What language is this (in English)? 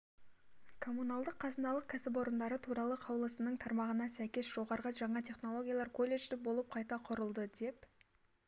Kazakh